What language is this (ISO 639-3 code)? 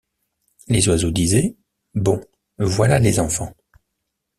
fra